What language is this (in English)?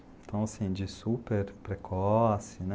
Portuguese